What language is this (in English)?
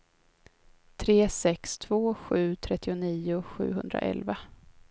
Swedish